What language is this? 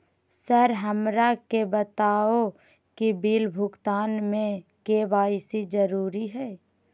Magahi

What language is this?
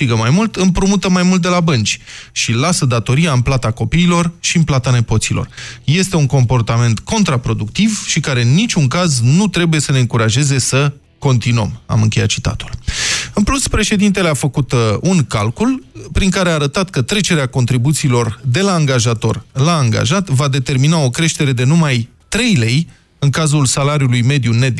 Romanian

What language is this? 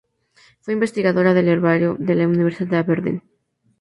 Spanish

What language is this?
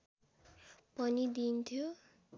Nepali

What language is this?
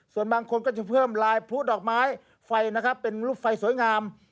Thai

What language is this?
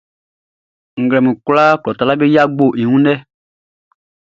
Baoulé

